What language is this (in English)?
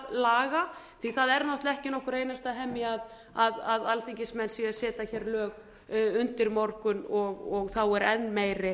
Icelandic